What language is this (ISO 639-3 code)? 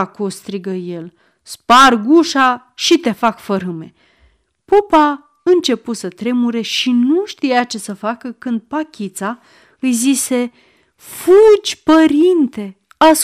ron